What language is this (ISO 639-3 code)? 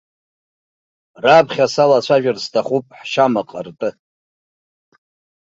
abk